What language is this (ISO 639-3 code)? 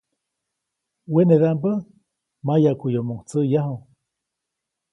zoc